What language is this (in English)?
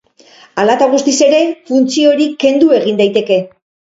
Basque